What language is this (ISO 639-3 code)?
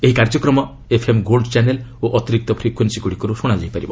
ori